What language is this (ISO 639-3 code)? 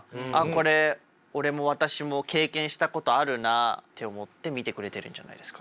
jpn